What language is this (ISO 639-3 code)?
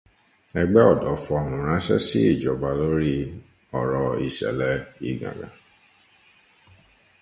yor